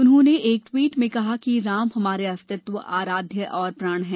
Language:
Hindi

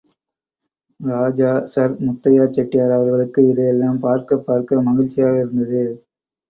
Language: Tamil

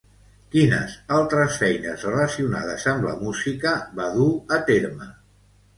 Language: Catalan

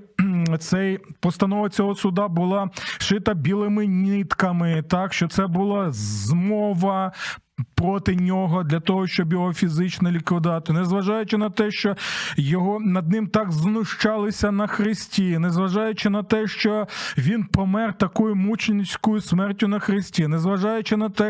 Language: Ukrainian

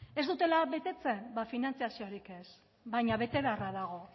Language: Basque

